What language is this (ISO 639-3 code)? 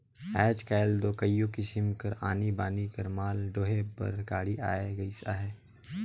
hne